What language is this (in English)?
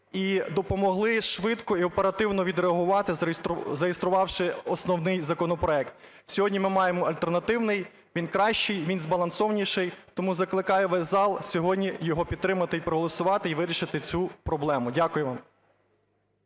Ukrainian